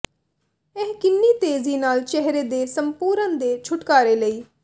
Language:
Punjabi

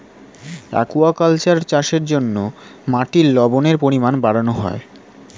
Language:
Bangla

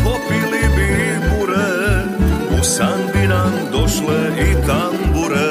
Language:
Croatian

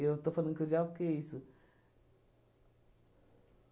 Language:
Portuguese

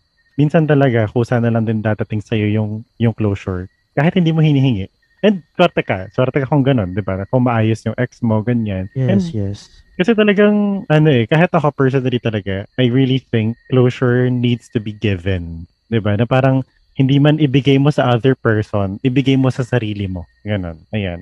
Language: Filipino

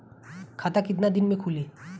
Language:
Bhojpuri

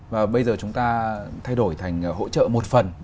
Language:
Vietnamese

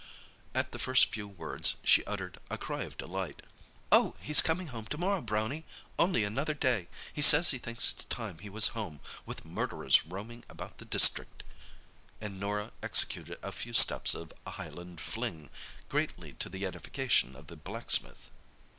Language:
English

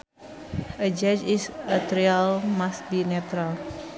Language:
Sundanese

